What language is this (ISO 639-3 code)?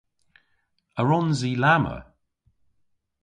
cor